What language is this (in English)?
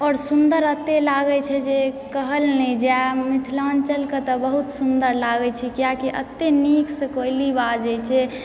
Maithili